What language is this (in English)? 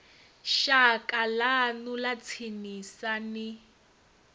Venda